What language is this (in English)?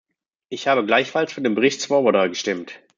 German